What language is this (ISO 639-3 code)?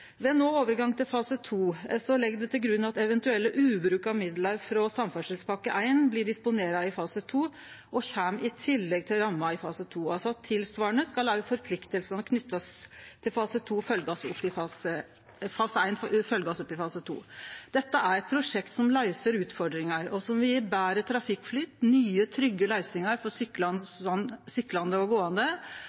nno